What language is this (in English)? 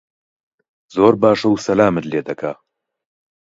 Central Kurdish